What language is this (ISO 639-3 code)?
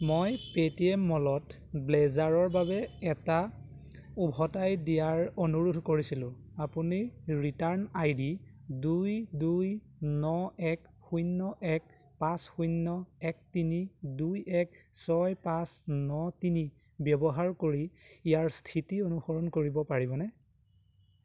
asm